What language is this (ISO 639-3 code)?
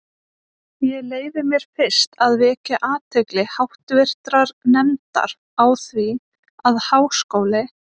isl